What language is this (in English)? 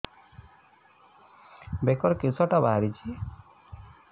Odia